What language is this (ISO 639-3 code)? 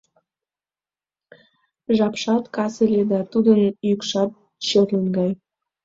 chm